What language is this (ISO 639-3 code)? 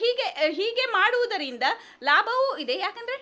kan